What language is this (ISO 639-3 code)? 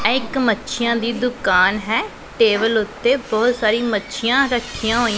pan